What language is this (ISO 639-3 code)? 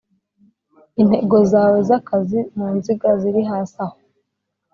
kin